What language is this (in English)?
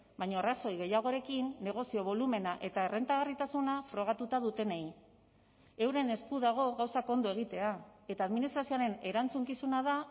Basque